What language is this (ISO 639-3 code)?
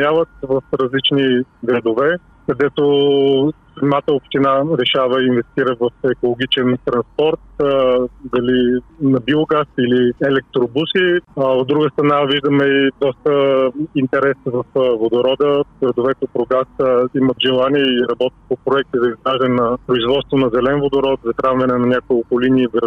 bul